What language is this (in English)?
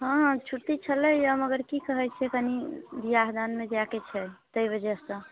Maithili